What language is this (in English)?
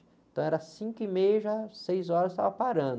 Portuguese